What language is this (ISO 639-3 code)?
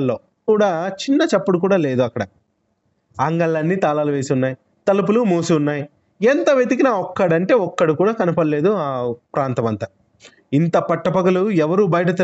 tel